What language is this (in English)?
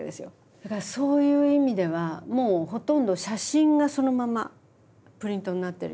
Japanese